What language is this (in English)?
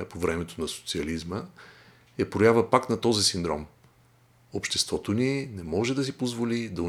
Bulgarian